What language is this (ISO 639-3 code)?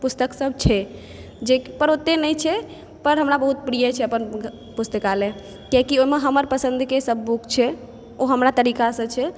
mai